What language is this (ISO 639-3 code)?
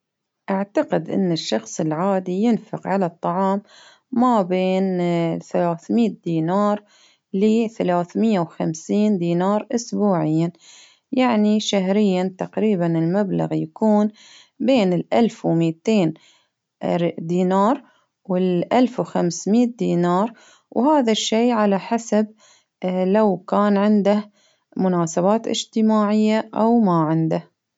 abv